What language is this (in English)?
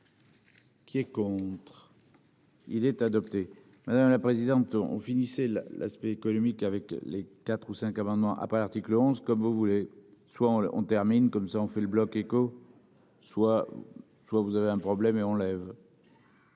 French